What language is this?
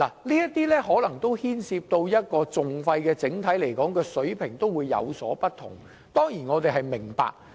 Cantonese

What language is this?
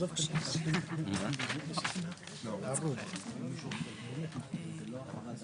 Hebrew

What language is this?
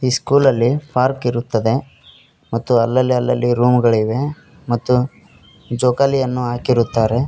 Kannada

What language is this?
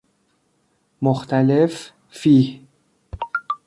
Persian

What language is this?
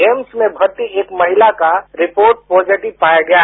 Hindi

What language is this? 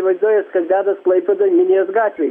Lithuanian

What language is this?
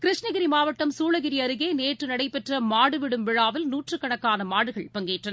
Tamil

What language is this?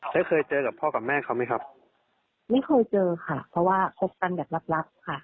Thai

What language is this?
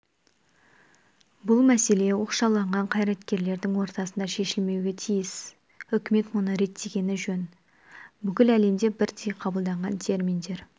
Kazakh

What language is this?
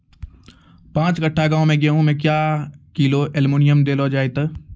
Maithili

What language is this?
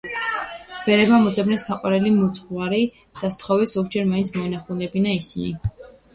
Georgian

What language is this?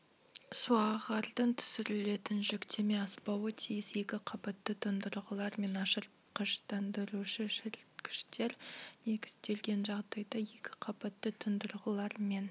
Kazakh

